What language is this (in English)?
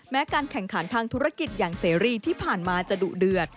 Thai